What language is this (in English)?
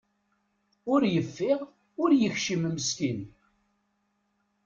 Kabyle